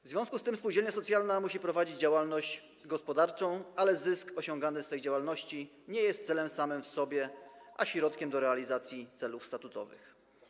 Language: Polish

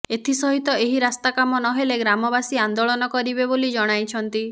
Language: Odia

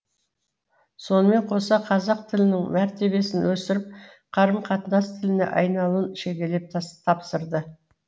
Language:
Kazakh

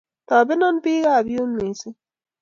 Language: Kalenjin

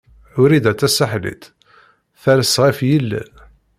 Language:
Kabyle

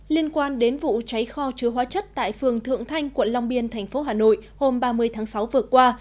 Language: Vietnamese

